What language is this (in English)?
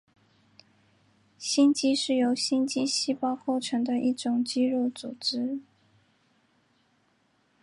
Chinese